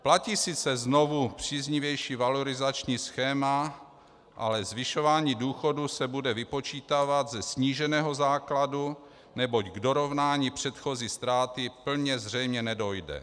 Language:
Czech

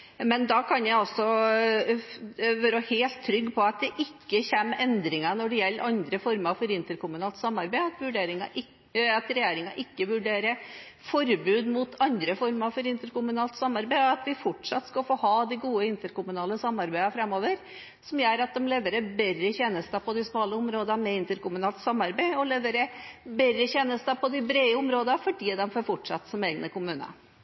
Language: Norwegian Bokmål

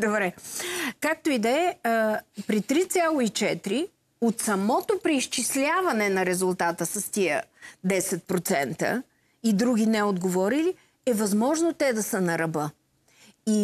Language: Bulgarian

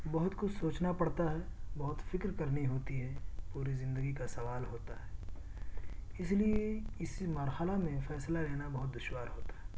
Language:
Urdu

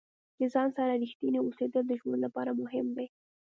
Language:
Pashto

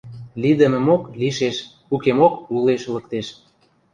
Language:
Western Mari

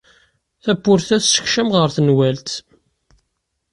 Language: Kabyle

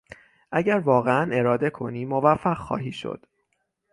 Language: Persian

